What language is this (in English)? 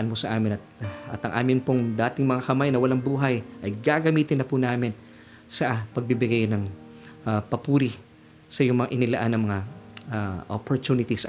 Filipino